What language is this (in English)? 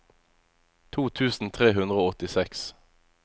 Norwegian